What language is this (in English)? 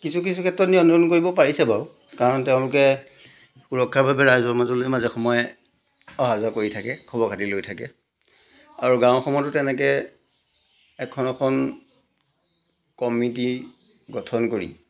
Assamese